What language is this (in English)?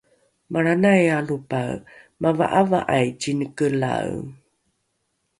Rukai